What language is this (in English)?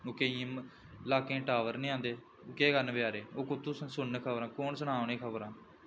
Dogri